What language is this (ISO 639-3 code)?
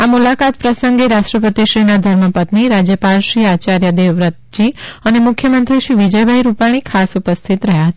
guj